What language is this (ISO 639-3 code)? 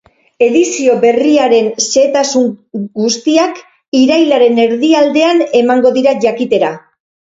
eus